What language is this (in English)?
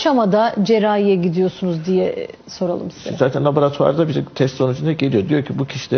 Turkish